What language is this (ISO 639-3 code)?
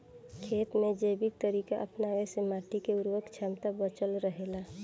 bho